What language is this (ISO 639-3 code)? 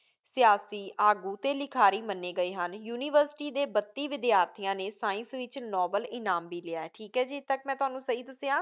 pan